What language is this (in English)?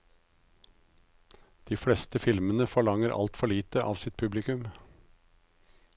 Norwegian